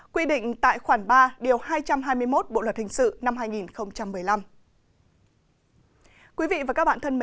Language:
Vietnamese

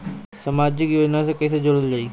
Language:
Bhojpuri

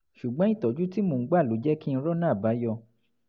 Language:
Yoruba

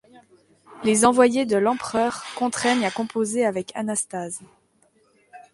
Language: French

